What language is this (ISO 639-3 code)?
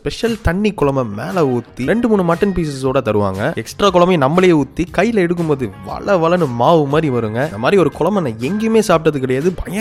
tam